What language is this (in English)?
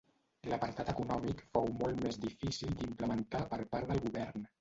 Catalan